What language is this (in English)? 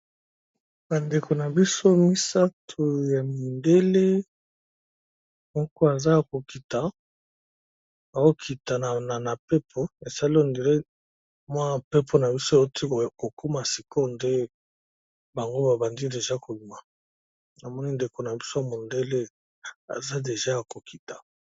Lingala